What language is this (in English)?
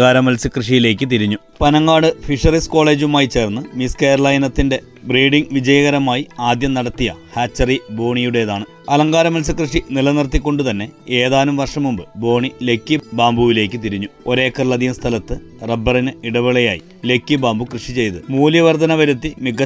Malayalam